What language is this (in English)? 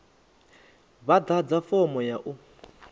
Venda